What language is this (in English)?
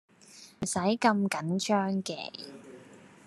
Cantonese